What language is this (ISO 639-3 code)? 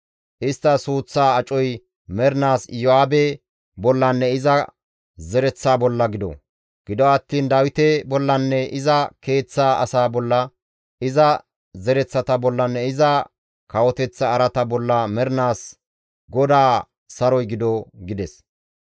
gmv